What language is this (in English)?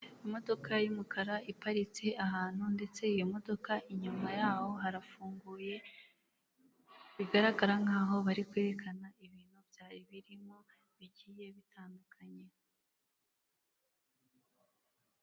Kinyarwanda